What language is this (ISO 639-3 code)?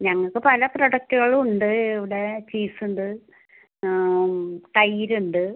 mal